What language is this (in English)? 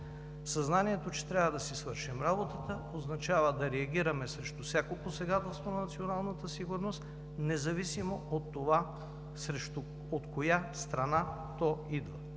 Bulgarian